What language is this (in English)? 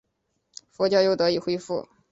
Chinese